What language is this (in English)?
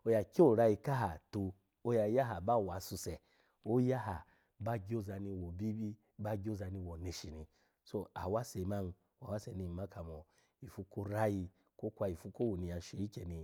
Alago